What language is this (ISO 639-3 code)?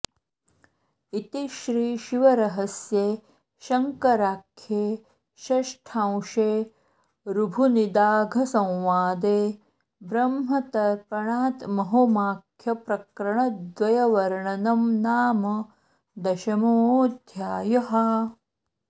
san